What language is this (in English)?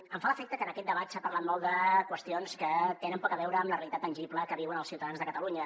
Catalan